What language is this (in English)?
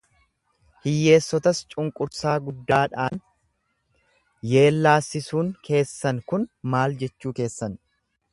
Oromo